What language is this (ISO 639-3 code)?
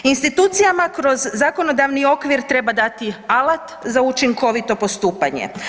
hrv